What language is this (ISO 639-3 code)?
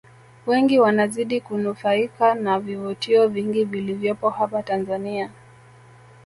swa